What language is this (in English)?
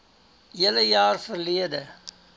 Afrikaans